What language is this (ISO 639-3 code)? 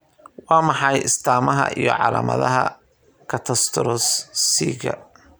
som